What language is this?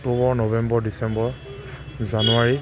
Assamese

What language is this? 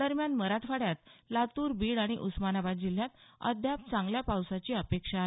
Marathi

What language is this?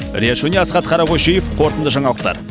Kazakh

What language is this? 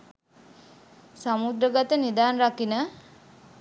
Sinhala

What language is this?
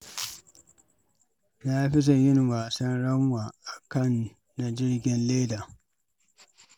Hausa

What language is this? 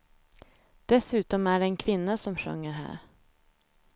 Swedish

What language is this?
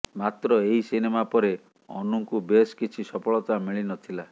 Odia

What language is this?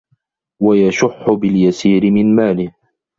Arabic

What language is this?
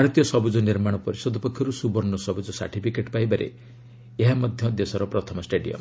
Odia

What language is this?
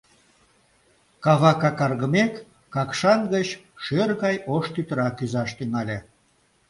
Mari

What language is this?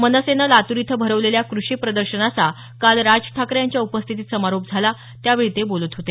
Marathi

